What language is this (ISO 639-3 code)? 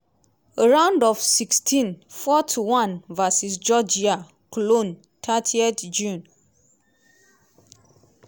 pcm